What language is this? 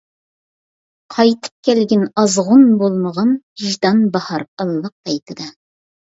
Uyghur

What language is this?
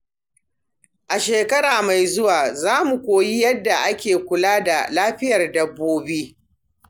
Hausa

